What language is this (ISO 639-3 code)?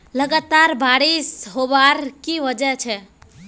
mag